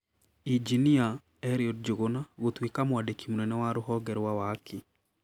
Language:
Kikuyu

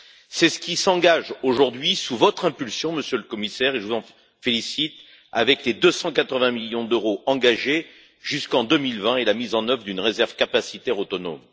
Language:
French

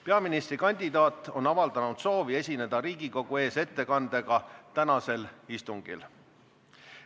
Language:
Estonian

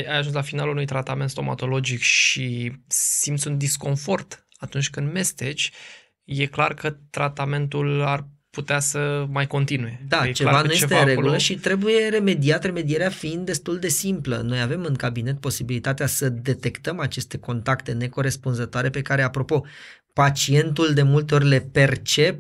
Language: Romanian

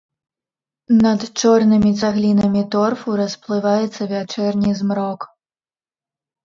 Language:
Belarusian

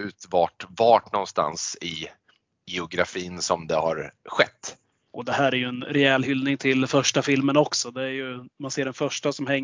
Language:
Swedish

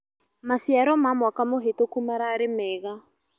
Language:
Kikuyu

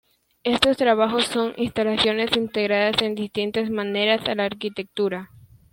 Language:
Spanish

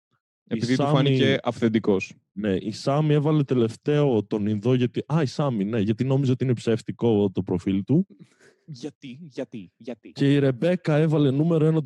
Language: Greek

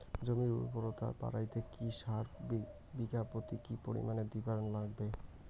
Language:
Bangla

